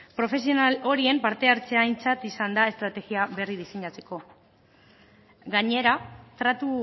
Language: Basque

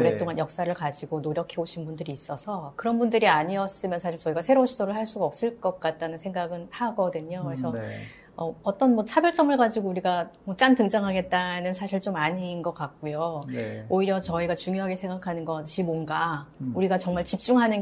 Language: Korean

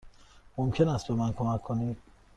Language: Persian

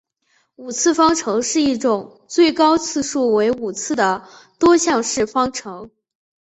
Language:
Chinese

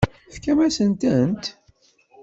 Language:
Kabyle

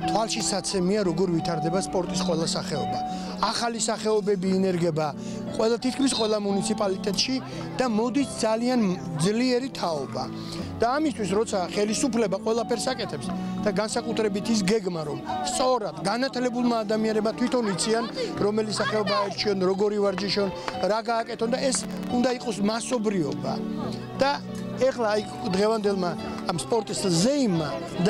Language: Romanian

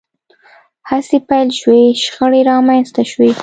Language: Pashto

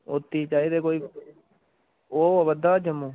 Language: Dogri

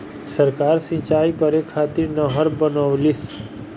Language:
Bhojpuri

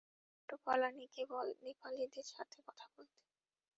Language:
Bangla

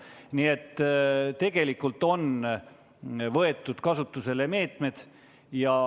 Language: Estonian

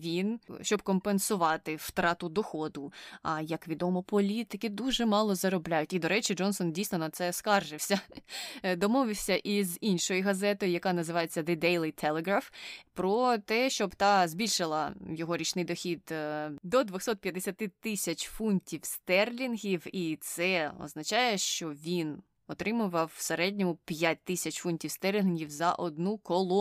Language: Ukrainian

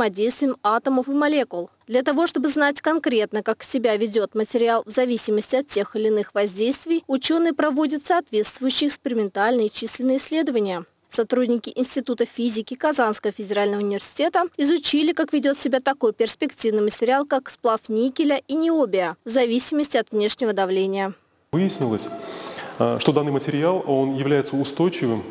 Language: Russian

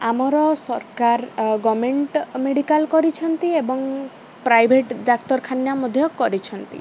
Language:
Odia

